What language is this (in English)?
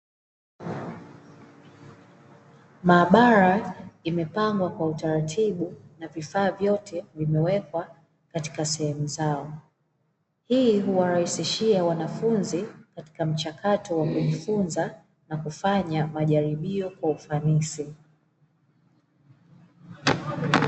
Swahili